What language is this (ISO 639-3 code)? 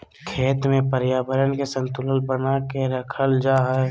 mag